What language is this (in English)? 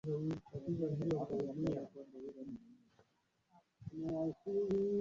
Swahili